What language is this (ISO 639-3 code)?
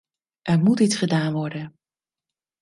nld